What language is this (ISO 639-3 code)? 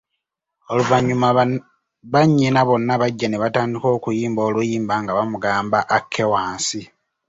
lug